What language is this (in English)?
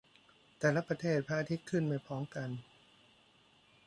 Thai